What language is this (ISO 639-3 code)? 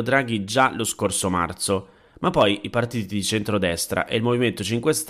ita